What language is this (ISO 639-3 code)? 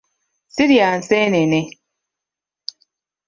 lug